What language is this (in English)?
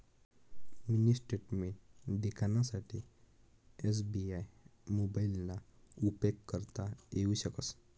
Marathi